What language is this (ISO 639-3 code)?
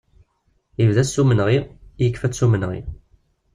kab